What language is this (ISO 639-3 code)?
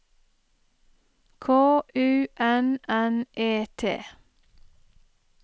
nor